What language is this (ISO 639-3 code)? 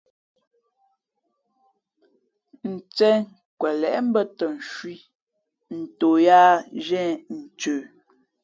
fmp